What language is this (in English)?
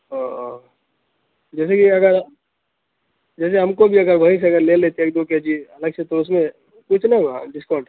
Urdu